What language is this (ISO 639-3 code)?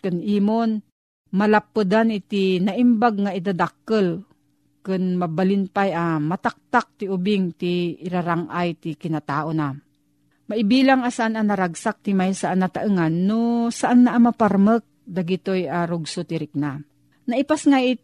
fil